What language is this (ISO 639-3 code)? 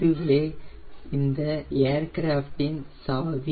tam